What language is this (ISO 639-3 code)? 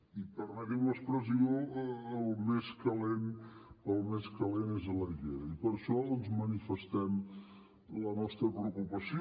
cat